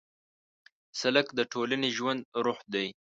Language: Pashto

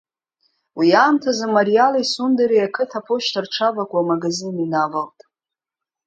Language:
Abkhazian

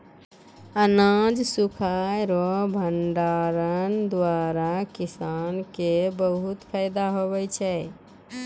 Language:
Maithili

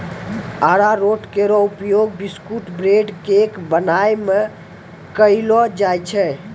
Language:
Maithili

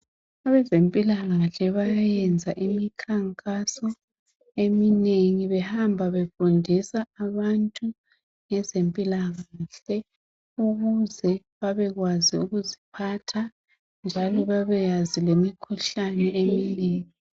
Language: North Ndebele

